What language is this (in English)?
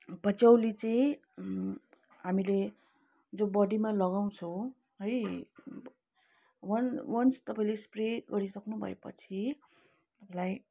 Nepali